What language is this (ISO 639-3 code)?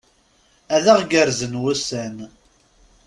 kab